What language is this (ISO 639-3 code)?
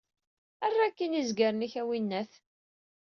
kab